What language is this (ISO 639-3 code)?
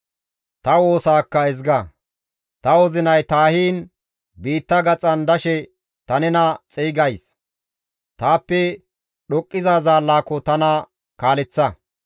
gmv